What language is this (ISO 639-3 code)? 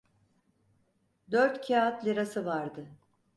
tur